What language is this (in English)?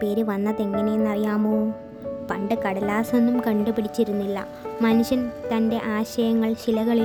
Malayalam